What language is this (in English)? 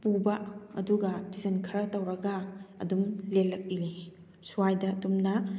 Manipuri